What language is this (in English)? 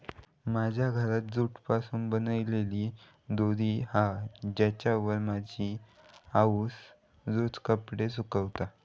Marathi